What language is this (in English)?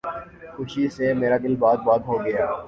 Urdu